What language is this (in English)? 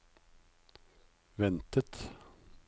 Norwegian